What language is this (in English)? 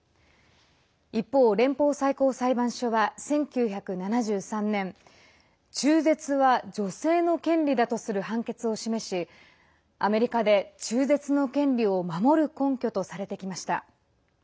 Japanese